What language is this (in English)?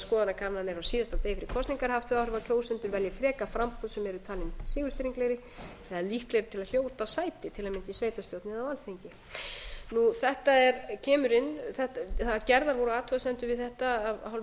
Icelandic